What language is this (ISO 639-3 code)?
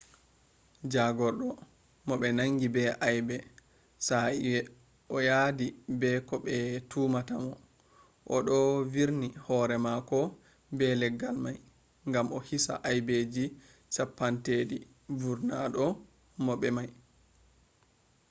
ful